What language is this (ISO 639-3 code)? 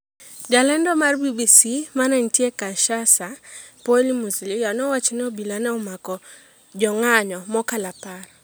luo